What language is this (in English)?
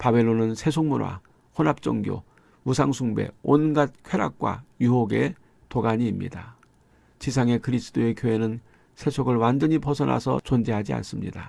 Korean